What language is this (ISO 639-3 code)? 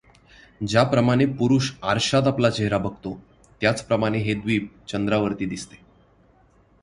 mar